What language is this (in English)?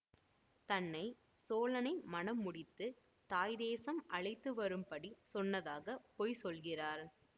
Tamil